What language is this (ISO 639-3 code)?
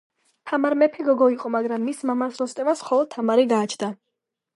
kat